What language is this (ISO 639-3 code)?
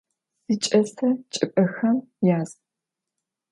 ady